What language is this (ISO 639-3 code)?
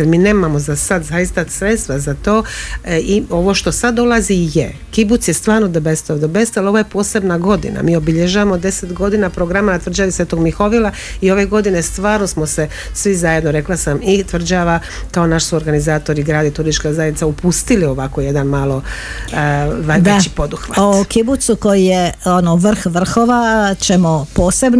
hrv